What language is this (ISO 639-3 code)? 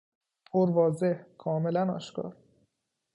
fas